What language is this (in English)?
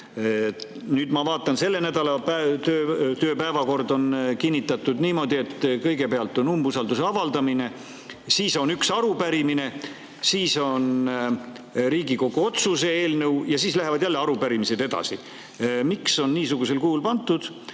Estonian